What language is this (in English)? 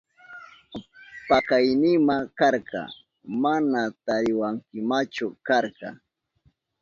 Southern Pastaza Quechua